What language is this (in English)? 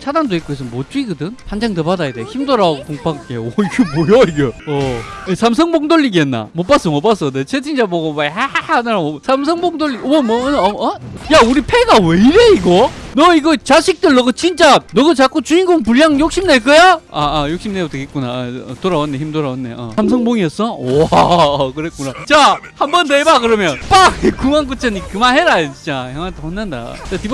Korean